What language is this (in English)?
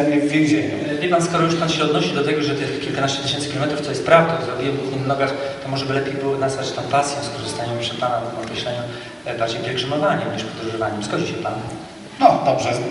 Polish